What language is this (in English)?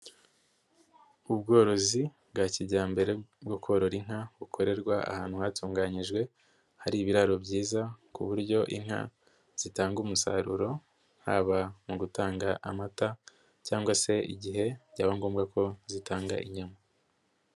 Kinyarwanda